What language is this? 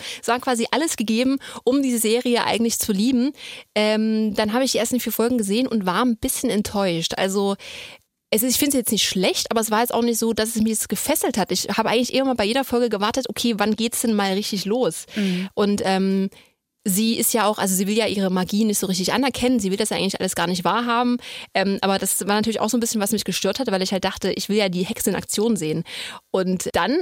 German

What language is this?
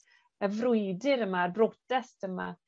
Welsh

